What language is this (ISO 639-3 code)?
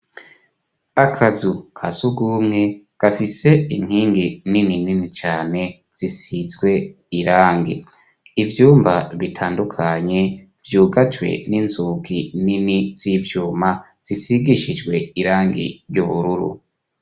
run